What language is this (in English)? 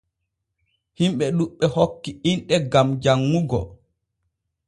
Borgu Fulfulde